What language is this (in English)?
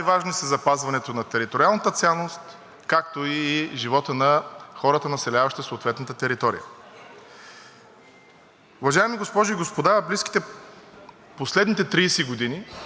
Bulgarian